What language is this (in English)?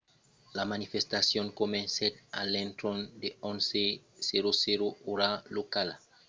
Occitan